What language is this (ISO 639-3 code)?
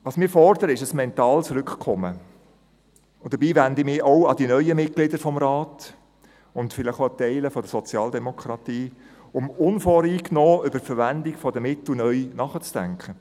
gsw